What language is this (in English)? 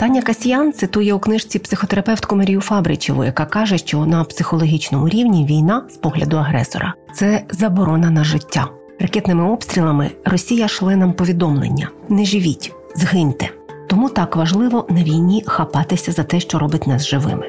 Ukrainian